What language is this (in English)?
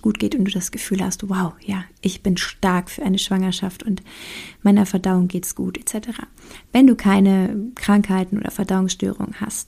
German